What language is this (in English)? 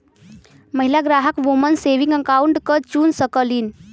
Bhojpuri